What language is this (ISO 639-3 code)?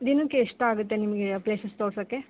kan